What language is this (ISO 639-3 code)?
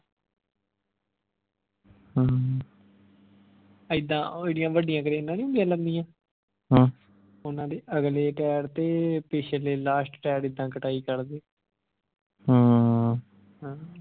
pan